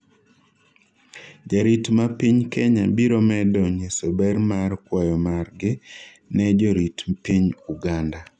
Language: Luo (Kenya and Tanzania)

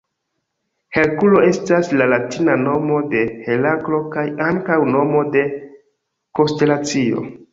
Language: Esperanto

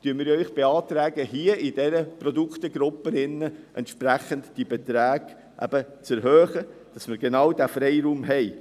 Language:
Swiss German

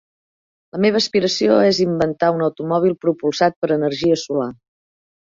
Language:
Catalan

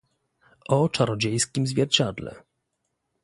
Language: Polish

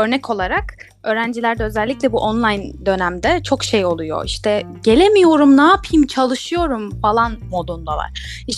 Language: Turkish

